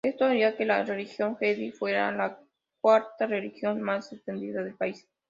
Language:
Spanish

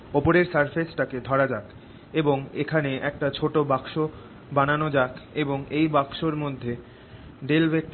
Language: Bangla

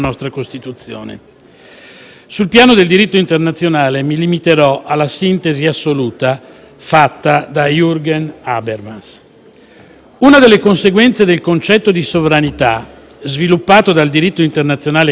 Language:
Italian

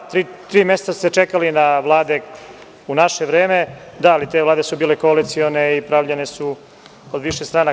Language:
Serbian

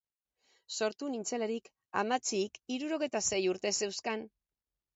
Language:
Basque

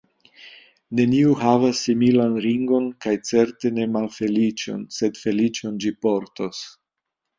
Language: Esperanto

